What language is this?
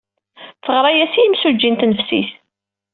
Kabyle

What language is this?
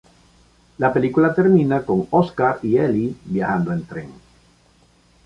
Spanish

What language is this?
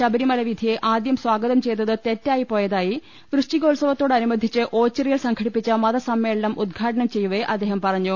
Malayalam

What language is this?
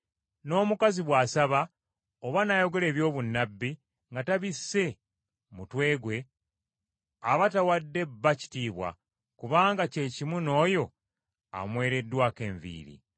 Ganda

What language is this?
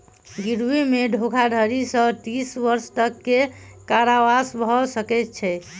Maithili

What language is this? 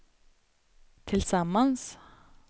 Swedish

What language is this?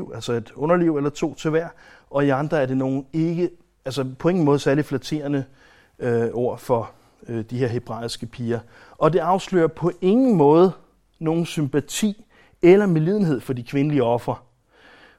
Danish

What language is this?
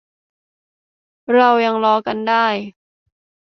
Thai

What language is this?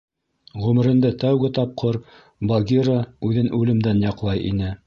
Bashkir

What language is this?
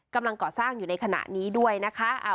Thai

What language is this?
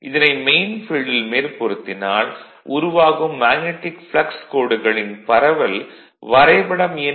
Tamil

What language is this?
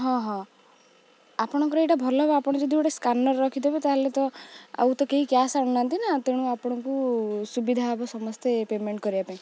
Odia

